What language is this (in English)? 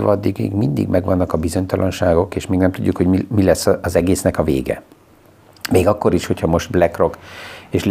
Hungarian